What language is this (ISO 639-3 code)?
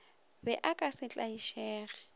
nso